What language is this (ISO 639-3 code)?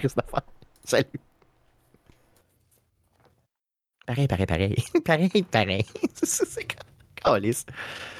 fra